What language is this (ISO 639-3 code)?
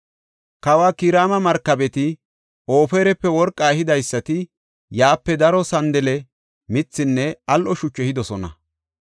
gof